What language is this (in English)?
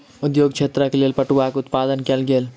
Maithili